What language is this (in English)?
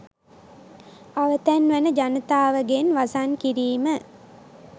Sinhala